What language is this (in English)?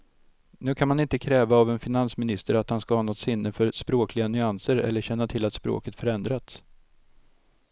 Swedish